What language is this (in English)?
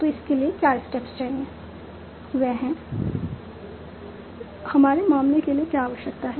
Hindi